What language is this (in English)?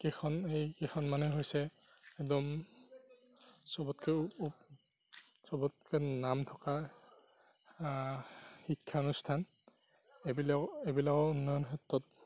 Assamese